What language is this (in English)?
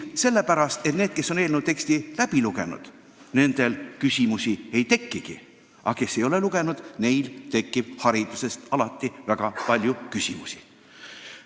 Estonian